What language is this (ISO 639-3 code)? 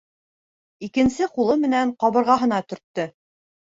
bak